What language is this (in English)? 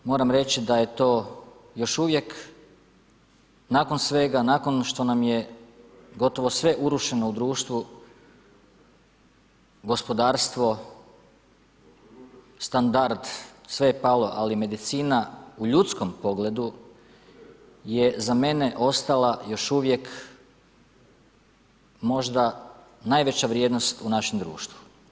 Croatian